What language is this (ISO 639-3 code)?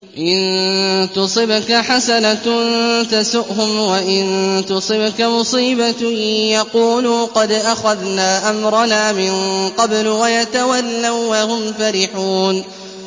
ara